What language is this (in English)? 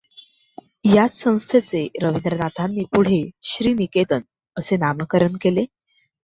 Marathi